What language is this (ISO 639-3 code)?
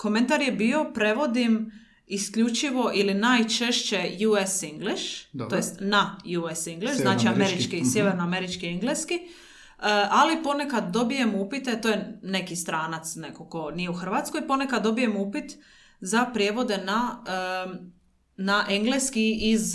hrv